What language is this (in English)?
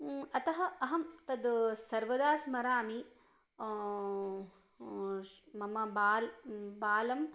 Sanskrit